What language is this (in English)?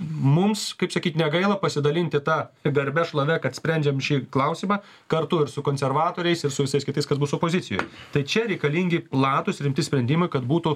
Lithuanian